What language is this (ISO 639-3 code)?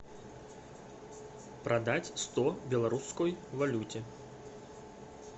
rus